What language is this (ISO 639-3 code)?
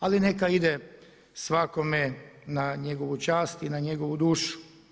hrv